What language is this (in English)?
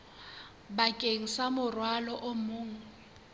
Southern Sotho